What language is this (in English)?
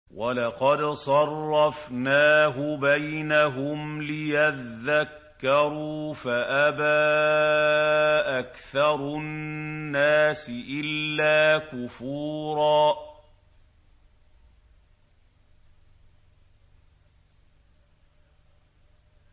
Arabic